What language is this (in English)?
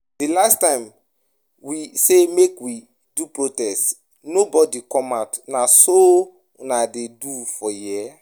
Nigerian Pidgin